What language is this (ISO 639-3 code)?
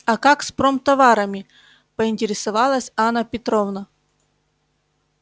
rus